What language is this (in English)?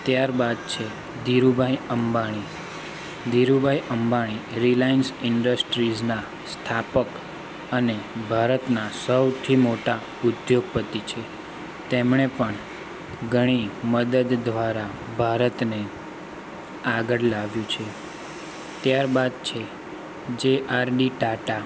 Gujarati